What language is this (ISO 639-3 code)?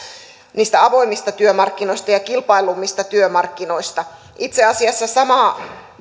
fin